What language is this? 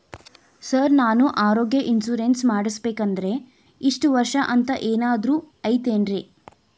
Kannada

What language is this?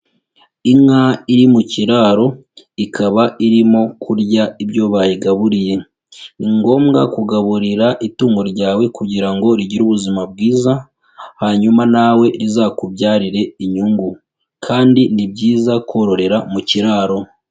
Kinyarwanda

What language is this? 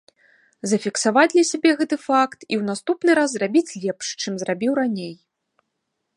Belarusian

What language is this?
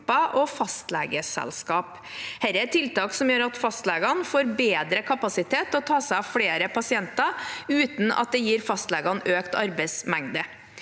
Norwegian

